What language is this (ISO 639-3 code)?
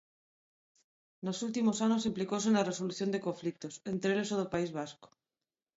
glg